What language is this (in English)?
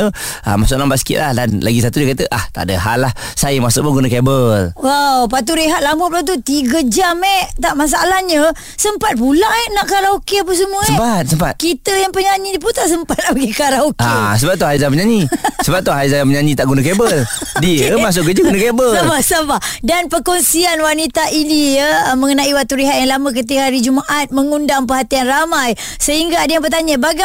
Malay